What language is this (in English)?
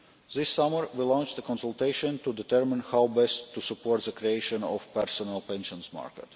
English